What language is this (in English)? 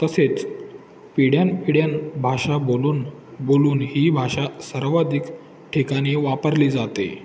Marathi